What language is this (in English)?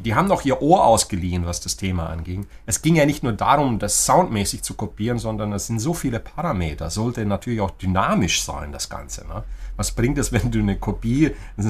German